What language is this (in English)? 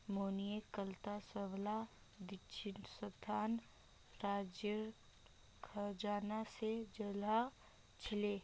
Magahi